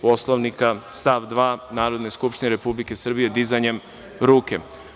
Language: Serbian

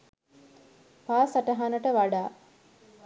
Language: Sinhala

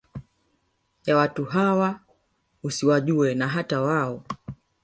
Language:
Swahili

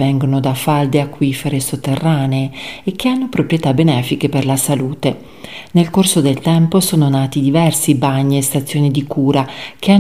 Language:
Italian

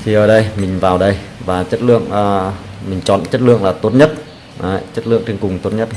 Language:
Vietnamese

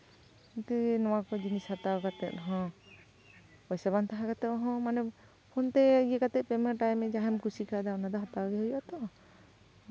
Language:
Santali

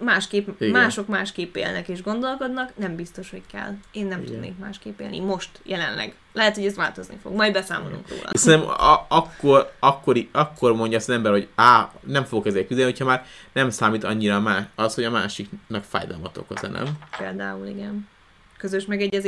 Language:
Hungarian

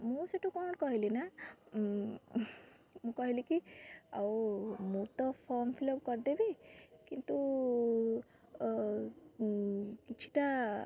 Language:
Odia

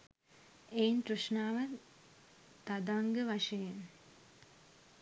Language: Sinhala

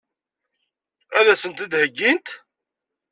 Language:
Kabyle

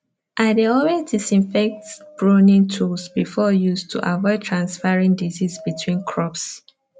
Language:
Nigerian Pidgin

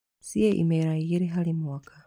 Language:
Kikuyu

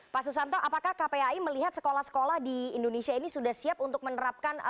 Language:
Indonesian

